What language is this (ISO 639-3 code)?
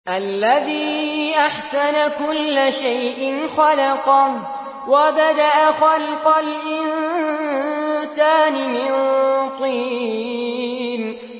ara